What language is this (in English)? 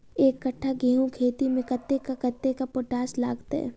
Maithili